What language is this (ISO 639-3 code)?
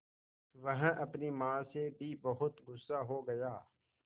hin